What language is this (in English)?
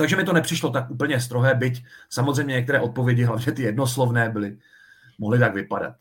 Czech